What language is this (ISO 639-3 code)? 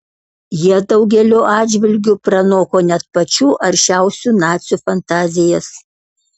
lit